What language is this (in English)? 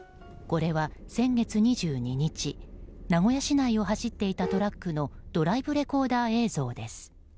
Japanese